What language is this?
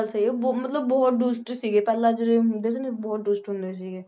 Punjabi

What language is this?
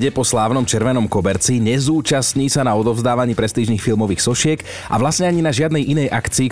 Slovak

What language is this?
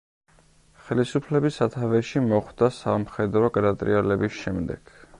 Georgian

